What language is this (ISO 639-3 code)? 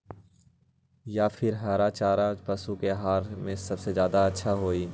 mag